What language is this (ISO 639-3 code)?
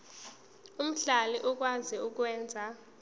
zul